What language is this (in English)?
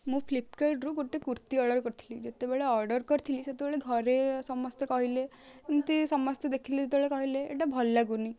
Odia